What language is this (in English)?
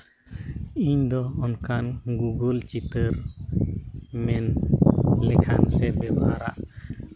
Santali